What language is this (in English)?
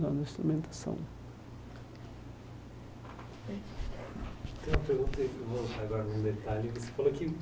Portuguese